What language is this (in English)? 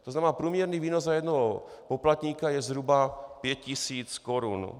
Czech